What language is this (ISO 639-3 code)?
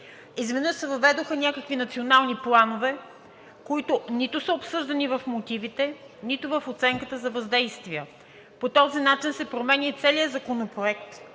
bul